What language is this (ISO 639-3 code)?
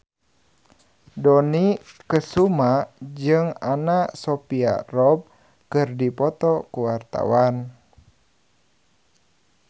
sun